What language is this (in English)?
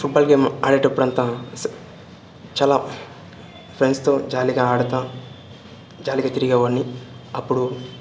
Telugu